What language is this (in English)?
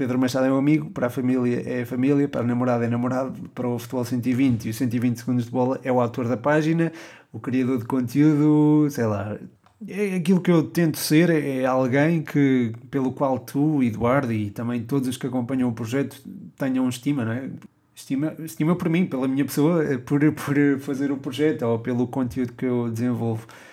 Portuguese